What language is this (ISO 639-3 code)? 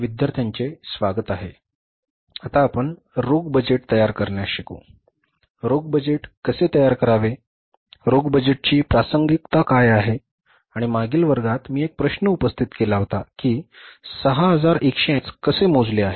mar